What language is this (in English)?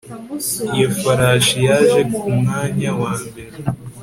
Kinyarwanda